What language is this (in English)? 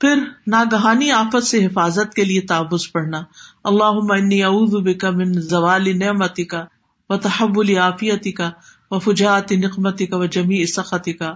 Urdu